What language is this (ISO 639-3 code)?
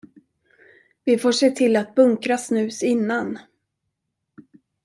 swe